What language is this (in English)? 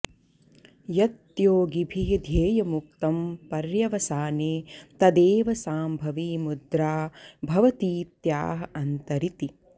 Sanskrit